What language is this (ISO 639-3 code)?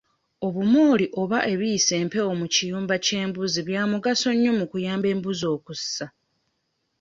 lug